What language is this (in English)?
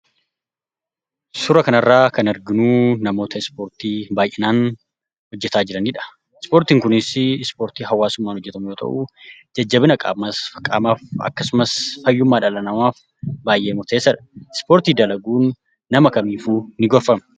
Oromo